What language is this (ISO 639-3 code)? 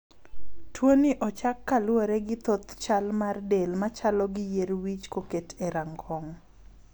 luo